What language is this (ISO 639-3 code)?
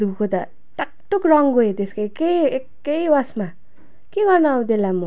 nep